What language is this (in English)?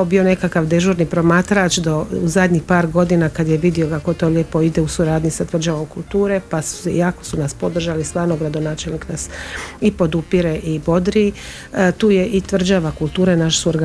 Croatian